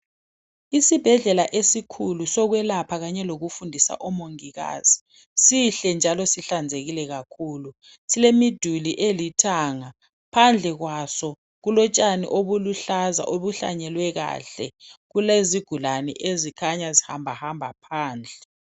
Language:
North Ndebele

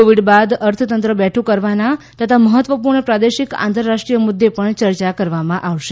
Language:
Gujarati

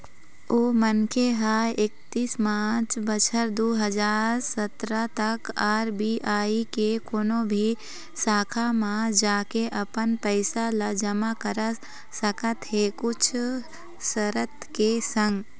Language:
Chhattisgarhi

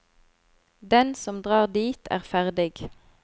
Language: Norwegian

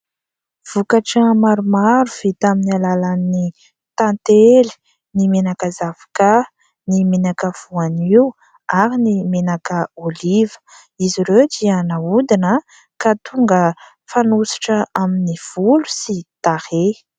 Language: Malagasy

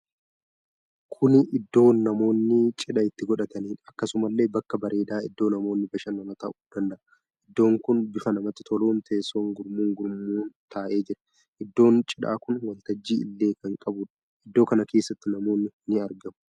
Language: Oromo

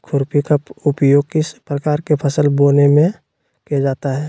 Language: Magahi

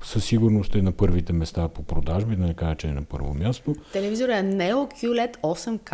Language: Bulgarian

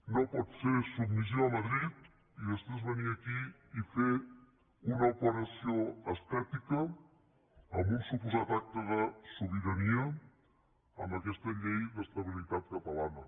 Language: Catalan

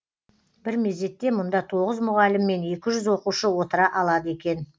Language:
Kazakh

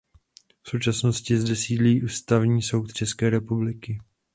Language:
Czech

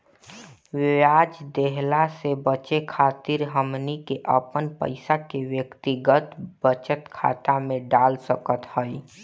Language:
Bhojpuri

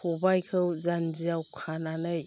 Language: Bodo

